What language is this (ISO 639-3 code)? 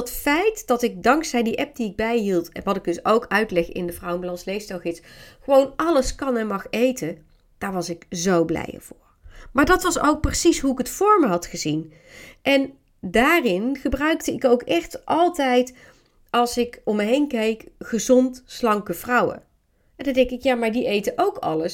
nld